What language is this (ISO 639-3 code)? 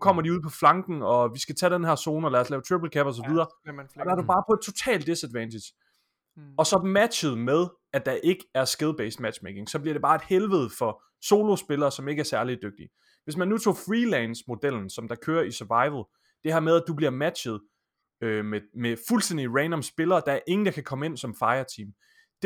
dan